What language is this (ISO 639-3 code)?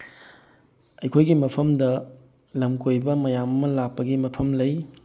mni